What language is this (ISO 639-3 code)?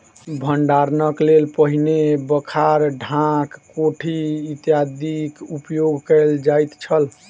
mai